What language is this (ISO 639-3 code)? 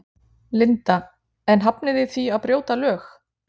isl